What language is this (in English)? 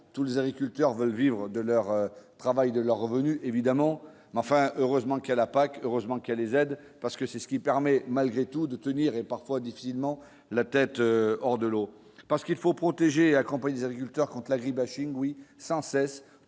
French